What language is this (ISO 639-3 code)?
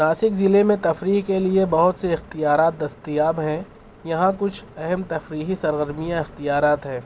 urd